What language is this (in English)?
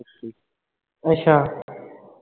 Punjabi